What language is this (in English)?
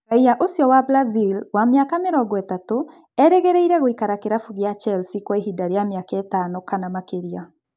Kikuyu